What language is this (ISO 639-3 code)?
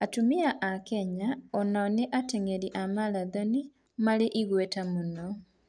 kik